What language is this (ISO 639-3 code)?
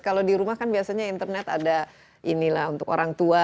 ind